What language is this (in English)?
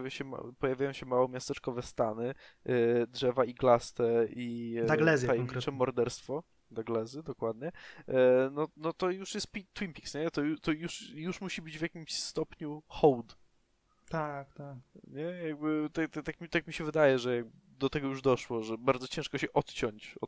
Polish